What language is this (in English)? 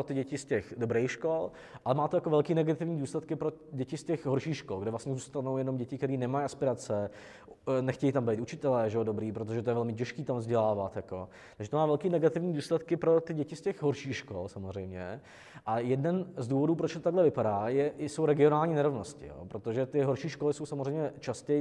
Czech